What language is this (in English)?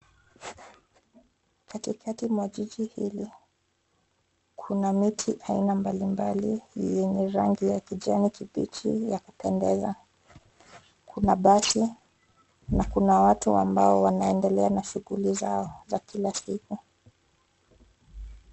Swahili